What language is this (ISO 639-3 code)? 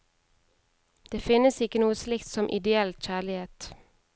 nor